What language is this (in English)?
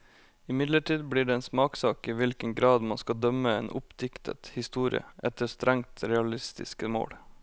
Norwegian